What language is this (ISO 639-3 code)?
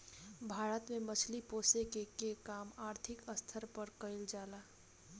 bho